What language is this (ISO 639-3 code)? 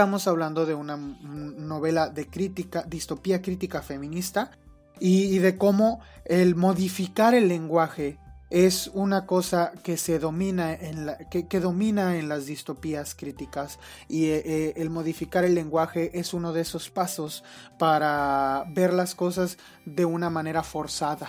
spa